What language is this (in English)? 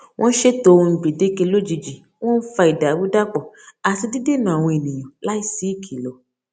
Yoruba